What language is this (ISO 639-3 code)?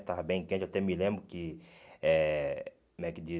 por